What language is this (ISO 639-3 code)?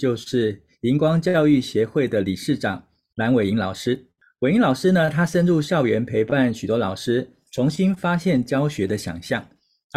zho